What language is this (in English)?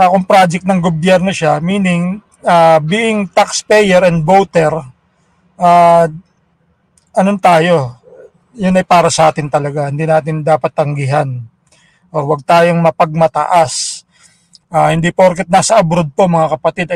Filipino